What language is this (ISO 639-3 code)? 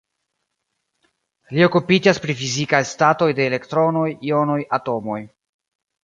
epo